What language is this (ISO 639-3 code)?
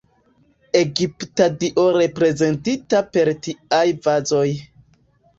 epo